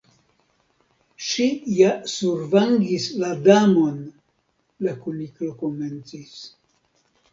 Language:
Esperanto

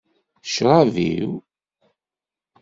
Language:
Kabyle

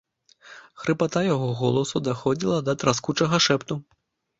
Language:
Belarusian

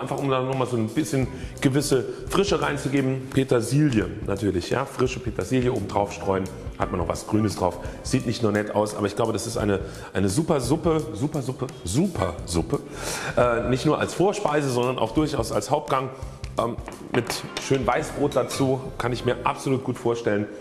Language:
German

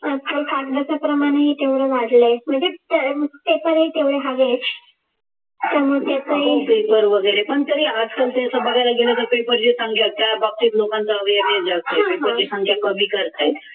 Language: Marathi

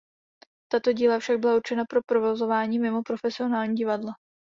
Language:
Czech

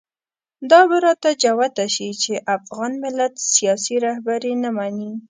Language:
Pashto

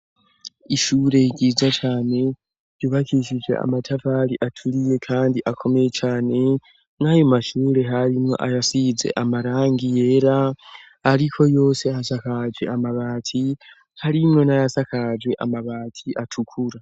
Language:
Rundi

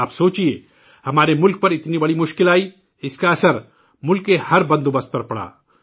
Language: Urdu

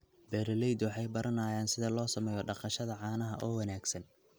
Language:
Somali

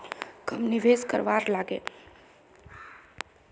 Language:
Magahi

